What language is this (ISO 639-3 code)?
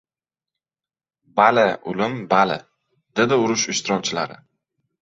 uzb